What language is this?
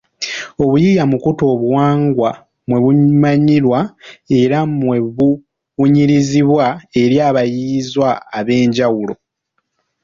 Ganda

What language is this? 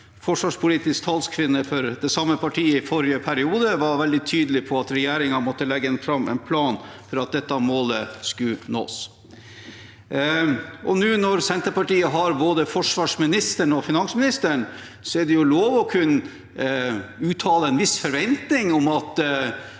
Norwegian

